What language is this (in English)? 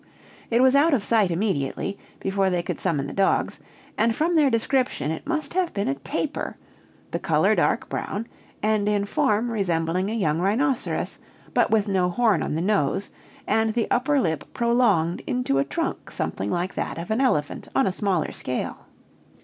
English